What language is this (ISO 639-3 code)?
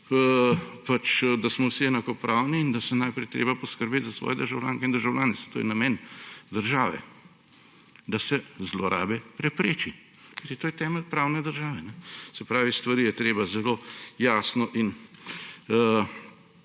slv